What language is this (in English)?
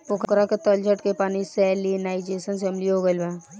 Bhojpuri